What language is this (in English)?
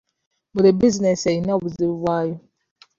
Ganda